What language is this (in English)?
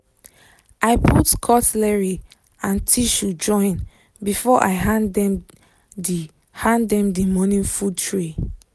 Nigerian Pidgin